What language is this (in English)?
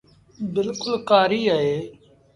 Sindhi Bhil